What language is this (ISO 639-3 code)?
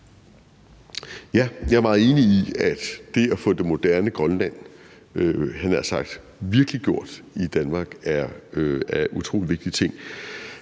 dan